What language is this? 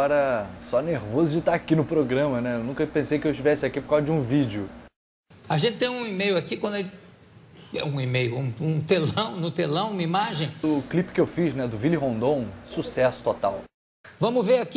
Portuguese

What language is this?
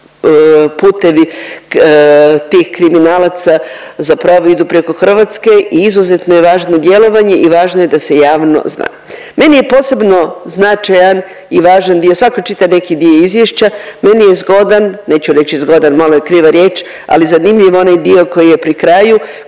Croatian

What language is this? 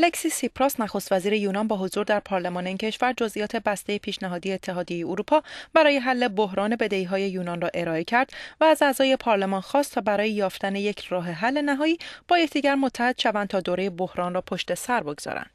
Persian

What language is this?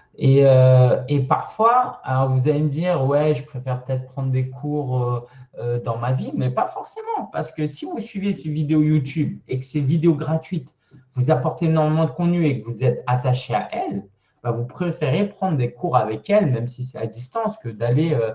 French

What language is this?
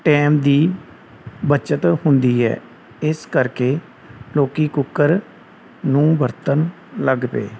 Punjabi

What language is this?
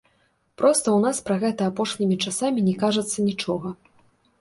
Belarusian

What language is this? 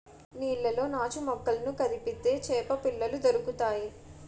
Telugu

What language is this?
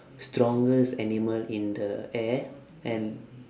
English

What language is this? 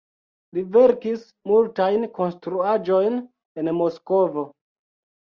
Esperanto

